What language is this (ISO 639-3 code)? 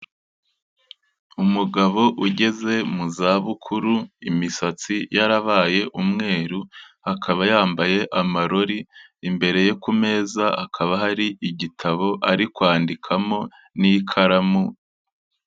kin